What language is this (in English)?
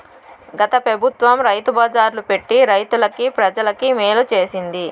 Telugu